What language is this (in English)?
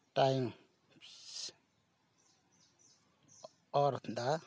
Santali